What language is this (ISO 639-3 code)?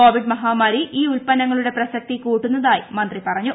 mal